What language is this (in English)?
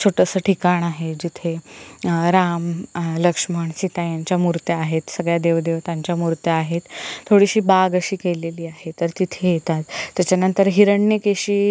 Marathi